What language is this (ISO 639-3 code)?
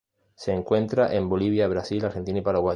spa